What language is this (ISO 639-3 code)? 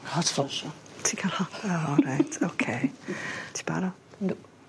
cym